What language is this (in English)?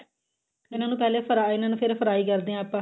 Punjabi